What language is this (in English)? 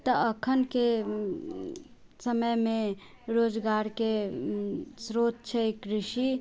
Maithili